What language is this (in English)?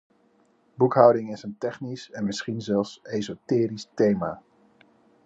Dutch